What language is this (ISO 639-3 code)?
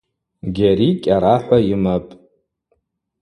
abq